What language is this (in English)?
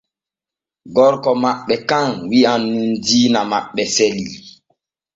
Borgu Fulfulde